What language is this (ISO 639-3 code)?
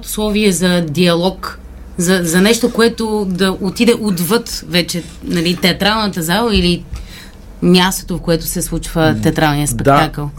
bul